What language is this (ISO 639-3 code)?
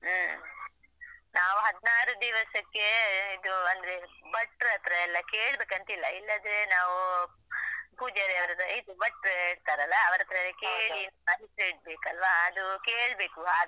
kan